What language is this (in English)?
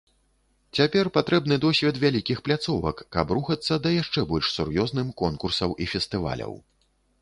Belarusian